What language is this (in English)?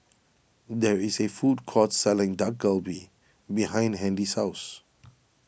English